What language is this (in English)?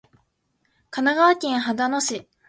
Japanese